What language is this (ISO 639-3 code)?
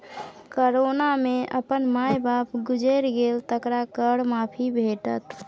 mai